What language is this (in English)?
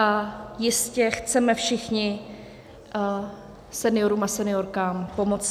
Czech